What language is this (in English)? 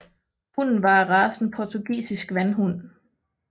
Danish